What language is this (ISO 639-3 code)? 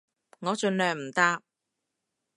yue